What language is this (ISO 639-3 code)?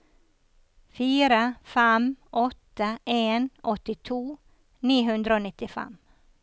nor